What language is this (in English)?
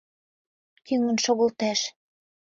Mari